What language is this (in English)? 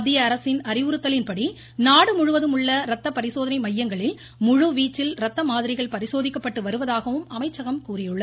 Tamil